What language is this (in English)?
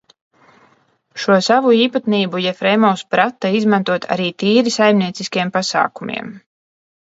Latvian